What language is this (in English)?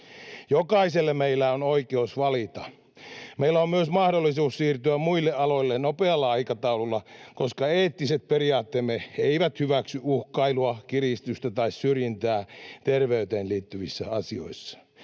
Finnish